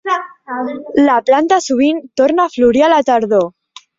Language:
Catalan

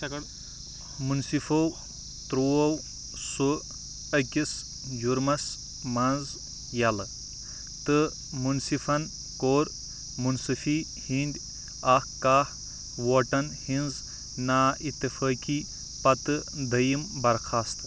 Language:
Kashmiri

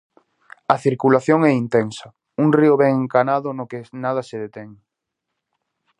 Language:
Galician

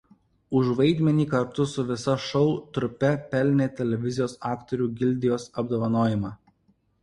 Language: Lithuanian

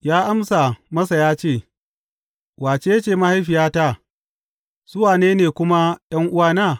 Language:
Hausa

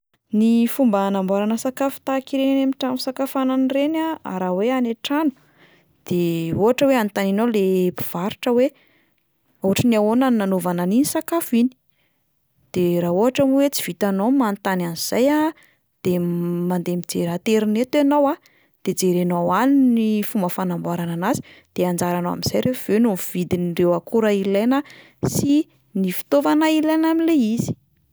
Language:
Malagasy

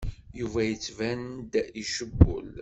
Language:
Kabyle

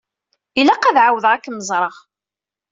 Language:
Kabyle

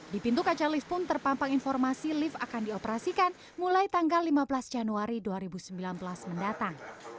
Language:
Indonesian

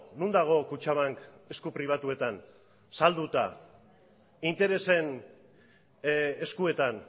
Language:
Basque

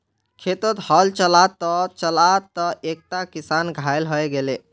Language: Magahi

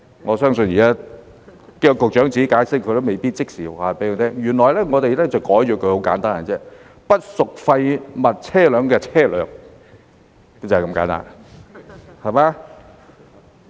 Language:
Cantonese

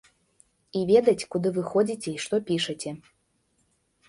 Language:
Belarusian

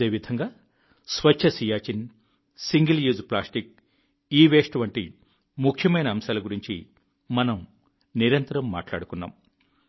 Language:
Telugu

